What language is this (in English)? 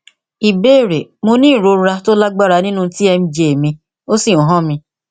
Yoruba